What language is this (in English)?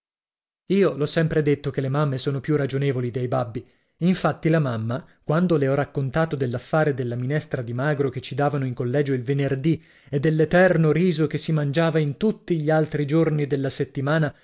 Italian